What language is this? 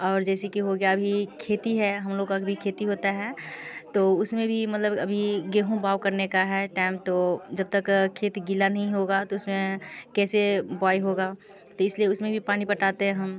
Hindi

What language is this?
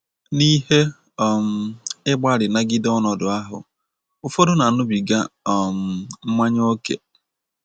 Igbo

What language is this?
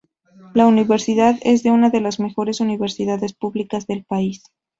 Spanish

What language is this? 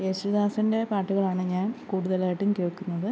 Malayalam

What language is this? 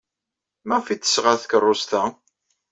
Kabyle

